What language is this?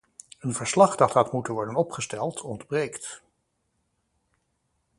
Dutch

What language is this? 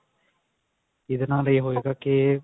Punjabi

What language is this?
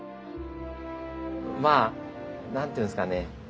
Japanese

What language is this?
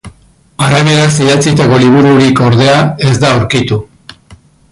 Basque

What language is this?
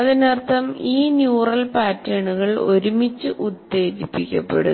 Malayalam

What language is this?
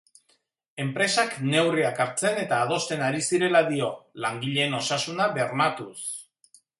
Basque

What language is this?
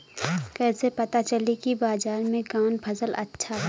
Bhojpuri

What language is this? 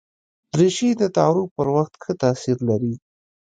Pashto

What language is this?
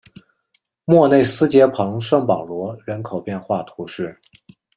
Chinese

